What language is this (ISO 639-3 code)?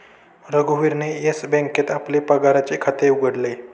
mar